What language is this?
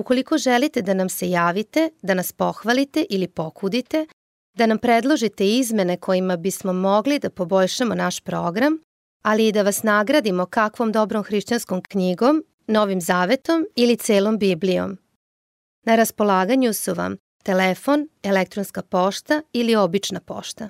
Croatian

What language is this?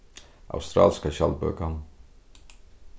Faroese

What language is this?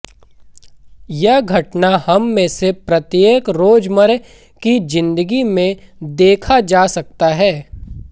Hindi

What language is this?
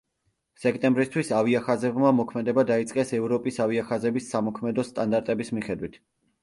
Georgian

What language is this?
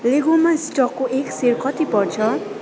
Nepali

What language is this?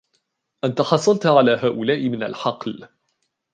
Arabic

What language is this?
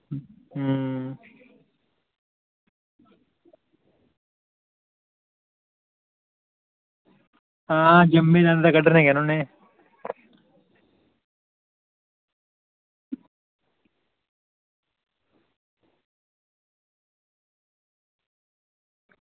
Dogri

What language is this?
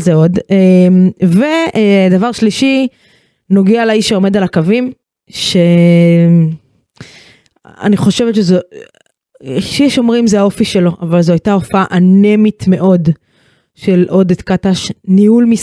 Hebrew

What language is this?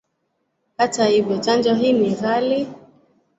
Swahili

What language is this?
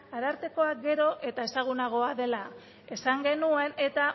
Basque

